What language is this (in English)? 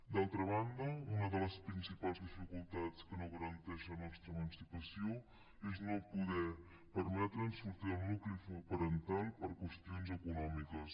Catalan